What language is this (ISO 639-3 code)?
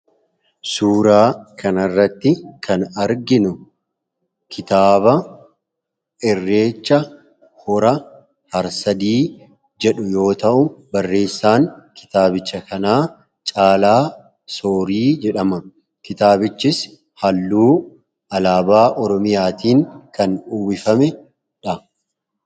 orm